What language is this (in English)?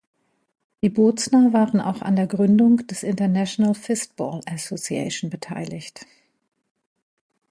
German